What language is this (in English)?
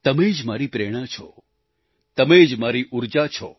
Gujarati